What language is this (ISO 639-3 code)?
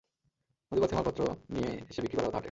ben